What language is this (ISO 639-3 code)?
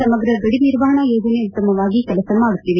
kan